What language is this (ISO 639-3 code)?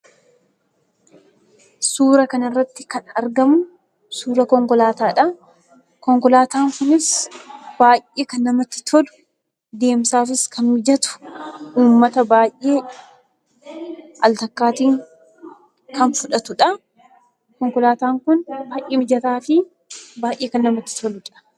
orm